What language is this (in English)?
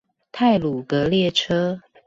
Chinese